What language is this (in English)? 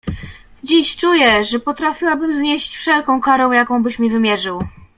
Polish